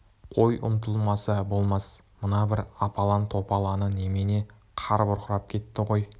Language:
Kazakh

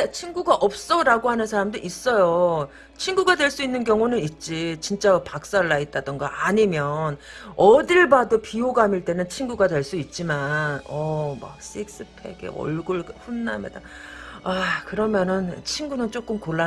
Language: Korean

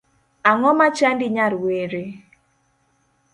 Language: Luo (Kenya and Tanzania)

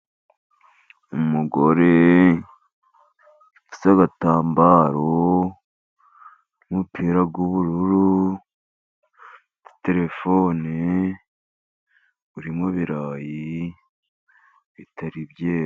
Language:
Kinyarwanda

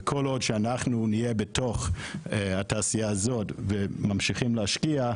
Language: Hebrew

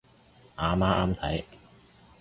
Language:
Cantonese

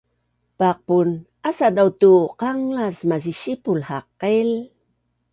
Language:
Bunun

